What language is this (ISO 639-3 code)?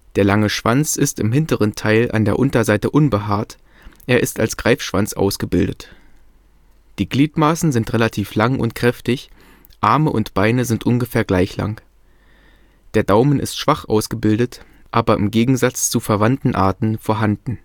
deu